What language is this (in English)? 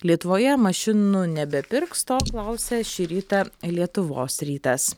Lithuanian